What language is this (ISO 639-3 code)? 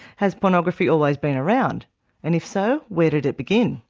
eng